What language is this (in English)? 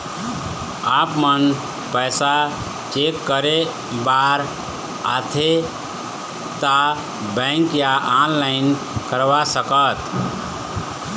Chhattisgarhi